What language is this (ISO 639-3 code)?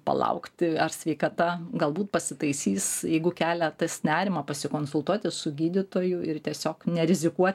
lit